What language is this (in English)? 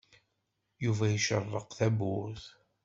Kabyle